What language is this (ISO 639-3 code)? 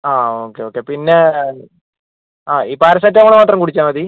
mal